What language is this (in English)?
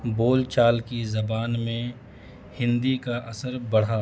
Urdu